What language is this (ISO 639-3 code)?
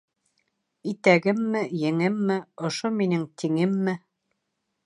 bak